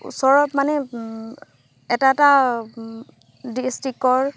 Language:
Assamese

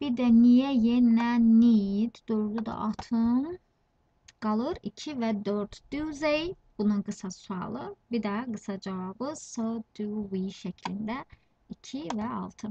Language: Turkish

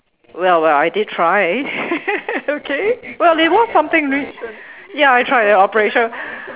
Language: English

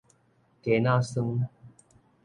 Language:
Min Nan Chinese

